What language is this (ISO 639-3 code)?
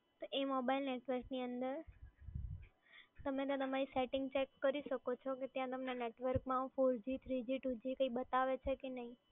guj